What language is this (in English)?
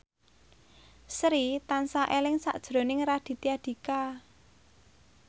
Javanese